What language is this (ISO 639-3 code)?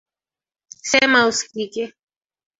swa